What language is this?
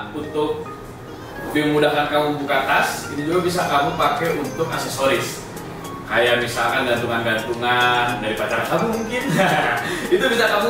Indonesian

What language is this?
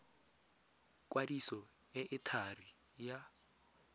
Tswana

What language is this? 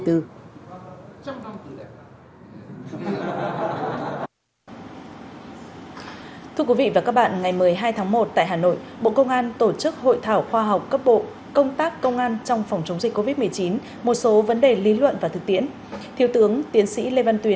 Vietnamese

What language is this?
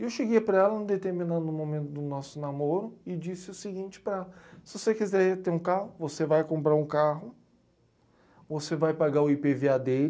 Portuguese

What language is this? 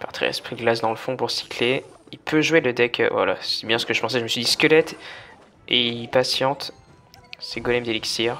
French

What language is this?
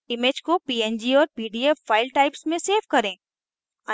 Hindi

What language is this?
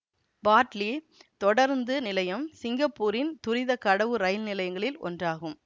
Tamil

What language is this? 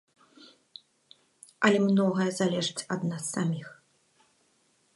Belarusian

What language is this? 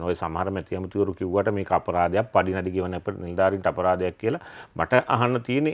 Arabic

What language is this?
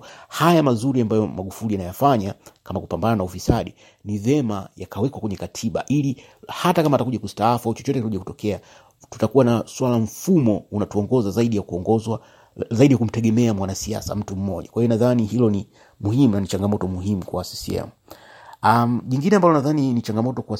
Swahili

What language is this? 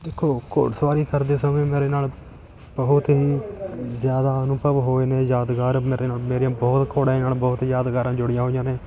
Punjabi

